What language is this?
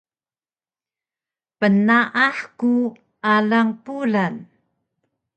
Taroko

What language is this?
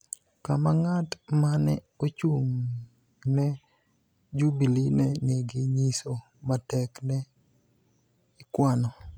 Luo (Kenya and Tanzania)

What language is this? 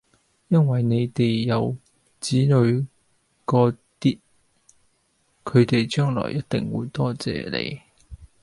Cantonese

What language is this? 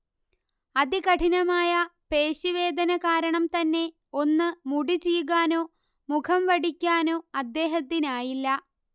Malayalam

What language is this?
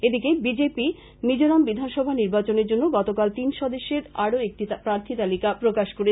Bangla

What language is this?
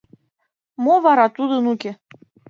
Mari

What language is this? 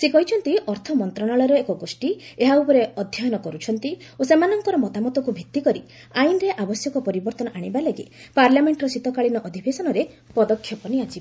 Odia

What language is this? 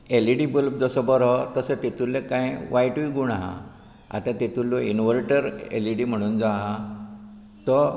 Konkani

